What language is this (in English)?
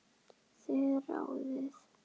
Icelandic